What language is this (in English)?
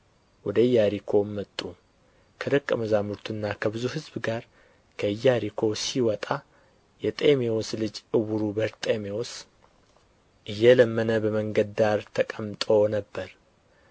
Amharic